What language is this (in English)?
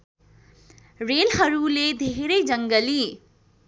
Nepali